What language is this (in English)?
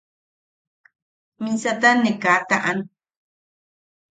Yaqui